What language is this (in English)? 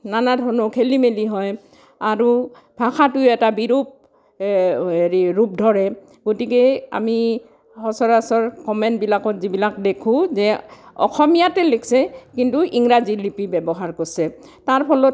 Assamese